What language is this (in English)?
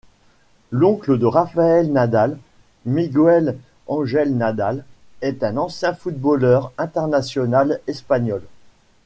French